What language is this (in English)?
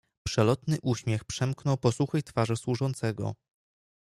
Polish